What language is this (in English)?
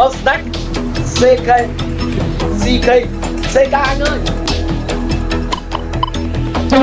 Vietnamese